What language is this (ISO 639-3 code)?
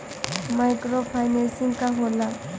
bho